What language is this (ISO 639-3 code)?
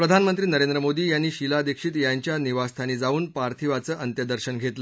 mar